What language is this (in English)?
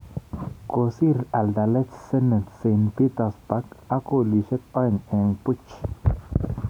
Kalenjin